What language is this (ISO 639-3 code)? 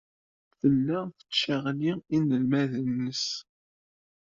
kab